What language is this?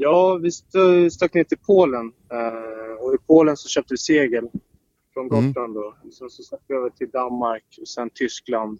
Swedish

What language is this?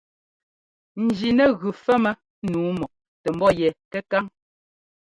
Ngomba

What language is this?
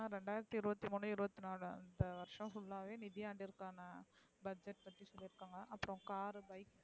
Tamil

